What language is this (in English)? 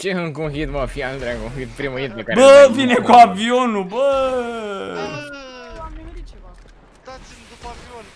Romanian